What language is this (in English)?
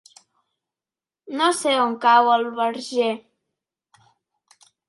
Catalan